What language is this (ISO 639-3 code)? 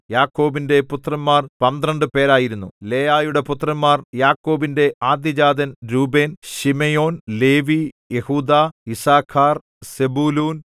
mal